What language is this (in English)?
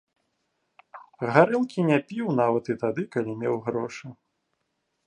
Belarusian